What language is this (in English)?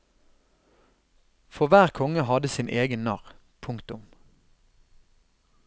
Norwegian